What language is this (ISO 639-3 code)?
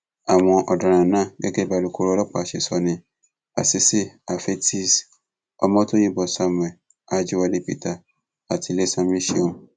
yor